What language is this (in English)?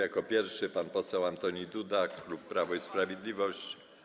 Polish